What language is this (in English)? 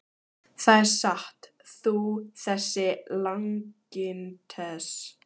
Icelandic